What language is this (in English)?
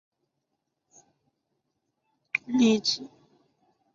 Chinese